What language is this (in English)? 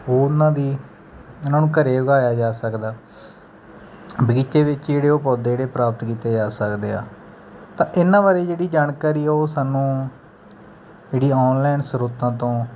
Punjabi